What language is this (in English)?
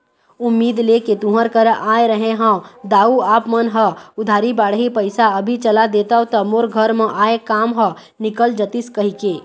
Chhattisgarhi